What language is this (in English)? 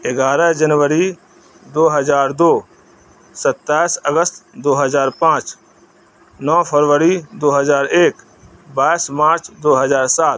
Urdu